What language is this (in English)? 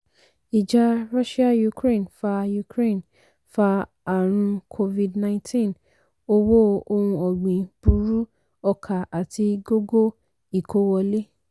Yoruba